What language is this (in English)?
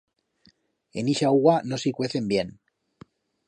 Aragonese